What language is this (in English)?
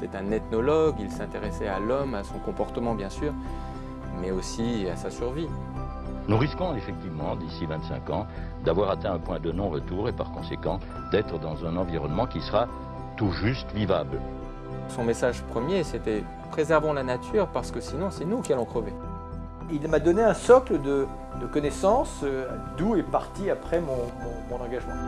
French